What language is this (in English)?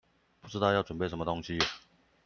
Chinese